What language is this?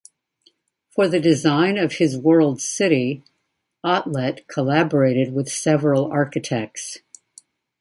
English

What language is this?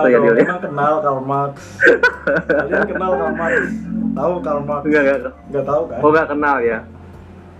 Indonesian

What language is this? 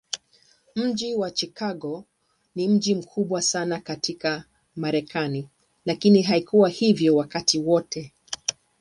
Swahili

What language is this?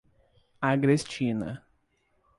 Portuguese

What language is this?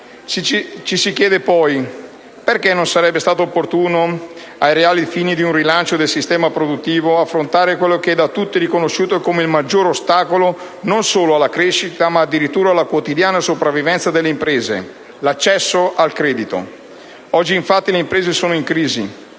Italian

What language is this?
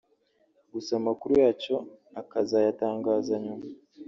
Kinyarwanda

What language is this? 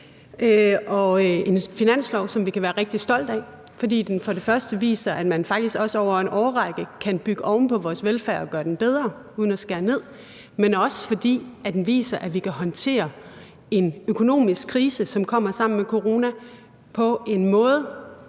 Danish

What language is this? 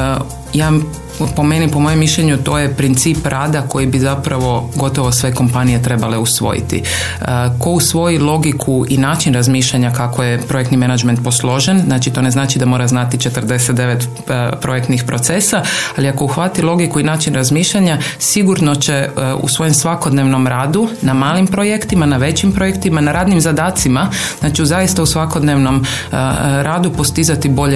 Croatian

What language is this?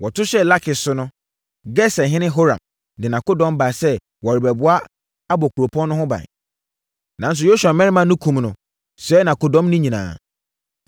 Akan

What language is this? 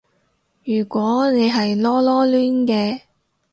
Cantonese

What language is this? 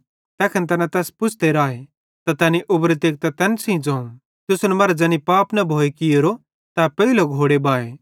Bhadrawahi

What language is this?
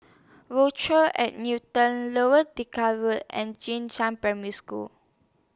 English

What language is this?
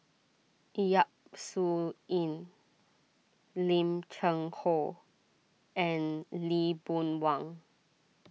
English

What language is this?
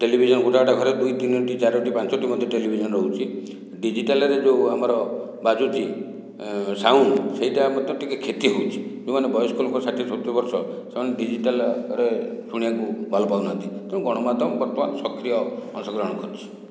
Odia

